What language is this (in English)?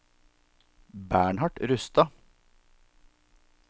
Norwegian